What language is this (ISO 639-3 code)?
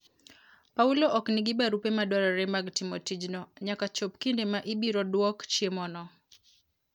luo